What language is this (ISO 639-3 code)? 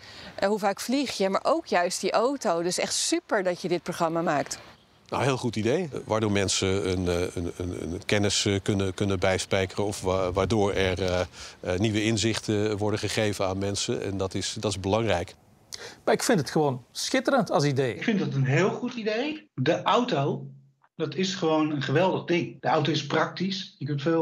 nld